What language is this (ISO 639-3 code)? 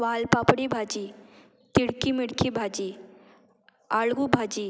kok